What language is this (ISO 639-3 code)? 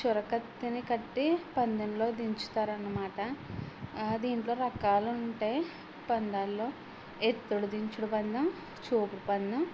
tel